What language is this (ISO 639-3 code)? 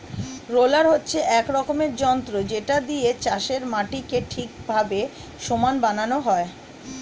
ben